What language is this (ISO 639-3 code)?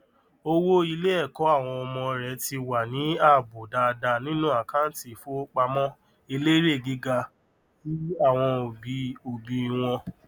yor